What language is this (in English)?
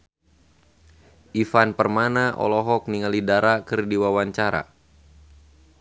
Sundanese